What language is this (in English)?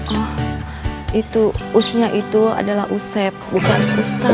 Indonesian